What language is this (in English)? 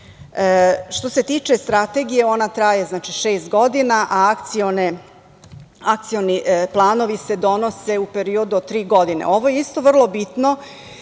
Serbian